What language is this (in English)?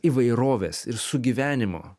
Lithuanian